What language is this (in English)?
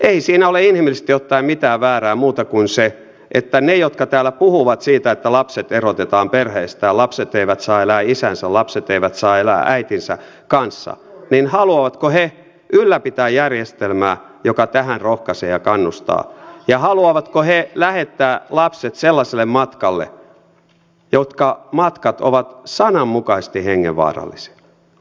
Finnish